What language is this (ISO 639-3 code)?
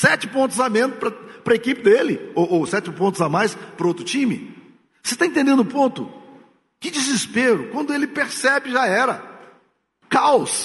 por